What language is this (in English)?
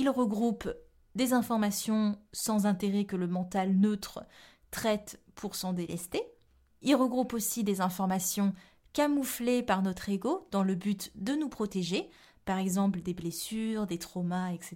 French